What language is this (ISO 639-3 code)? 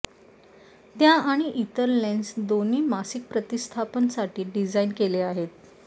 mar